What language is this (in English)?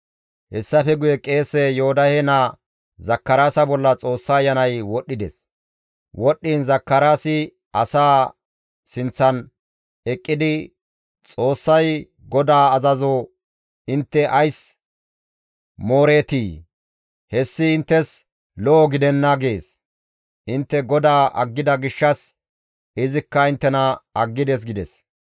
Gamo